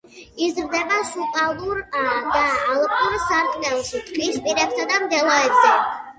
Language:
Georgian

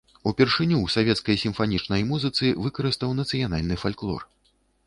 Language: Belarusian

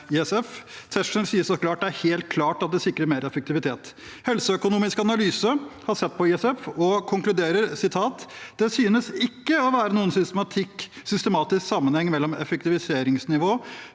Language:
Norwegian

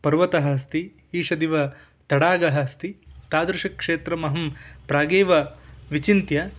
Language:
Sanskrit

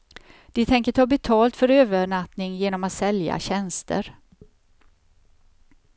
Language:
Swedish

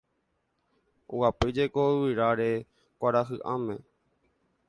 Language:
Guarani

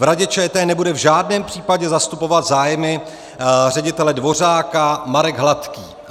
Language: Czech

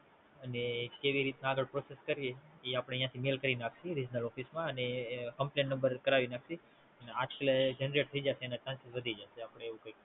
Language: Gujarati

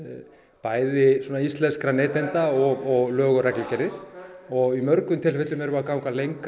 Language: Icelandic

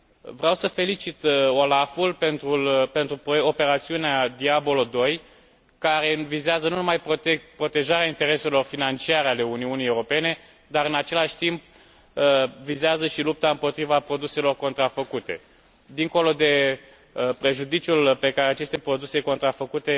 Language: Romanian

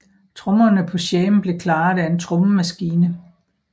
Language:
Danish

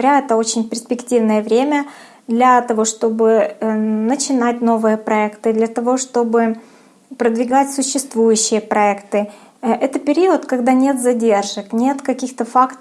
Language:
Russian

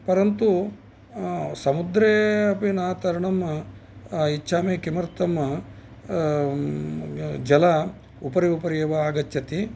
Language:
Sanskrit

